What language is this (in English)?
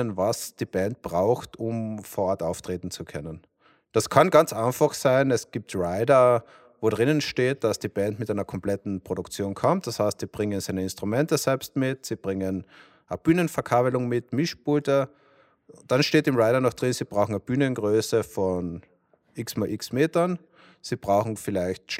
German